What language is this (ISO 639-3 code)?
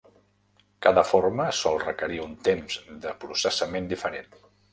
cat